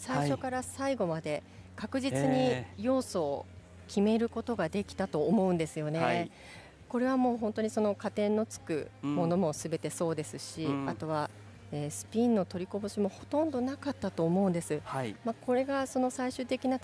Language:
Japanese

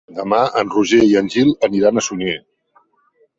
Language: Catalan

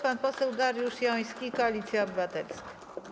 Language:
Polish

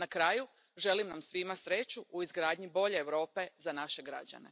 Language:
Croatian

